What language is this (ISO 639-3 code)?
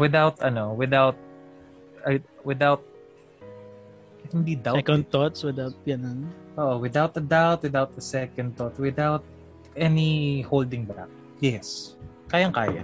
fil